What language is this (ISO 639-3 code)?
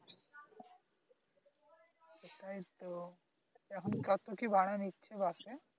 ben